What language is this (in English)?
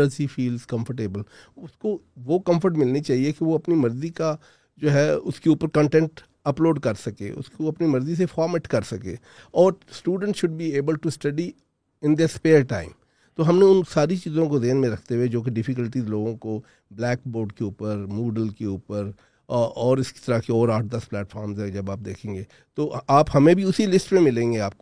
Urdu